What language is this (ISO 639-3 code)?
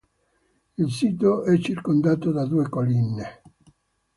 ita